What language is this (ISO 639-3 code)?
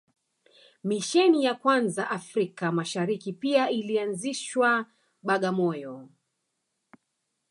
swa